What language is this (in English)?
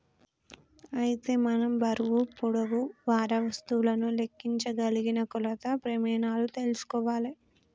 Telugu